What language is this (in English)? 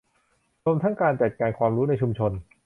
Thai